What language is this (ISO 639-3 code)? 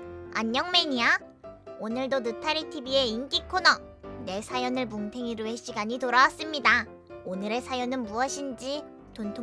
kor